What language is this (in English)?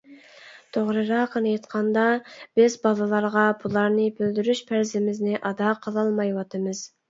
Uyghur